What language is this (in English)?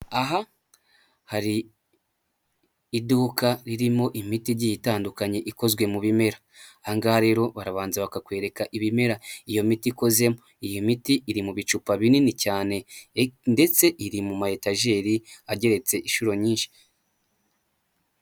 Kinyarwanda